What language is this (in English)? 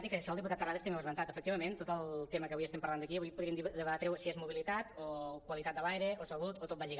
Catalan